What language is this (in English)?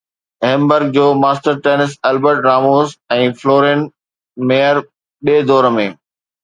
Sindhi